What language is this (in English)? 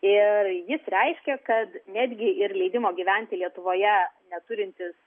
Lithuanian